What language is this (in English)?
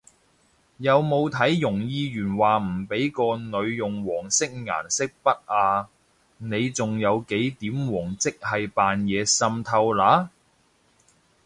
Cantonese